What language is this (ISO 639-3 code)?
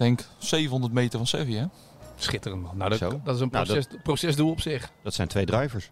nld